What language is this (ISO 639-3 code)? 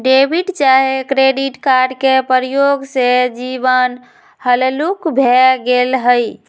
mag